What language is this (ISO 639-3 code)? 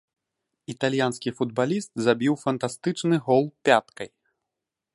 bel